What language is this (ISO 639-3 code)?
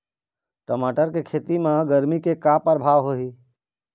hne